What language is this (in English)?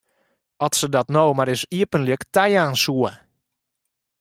Western Frisian